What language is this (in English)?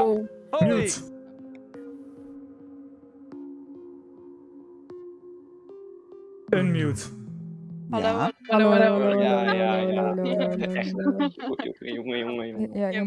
Dutch